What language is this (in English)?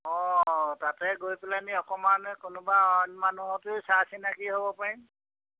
Assamese